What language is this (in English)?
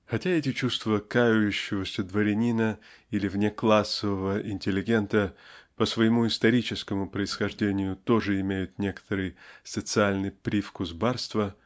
Russian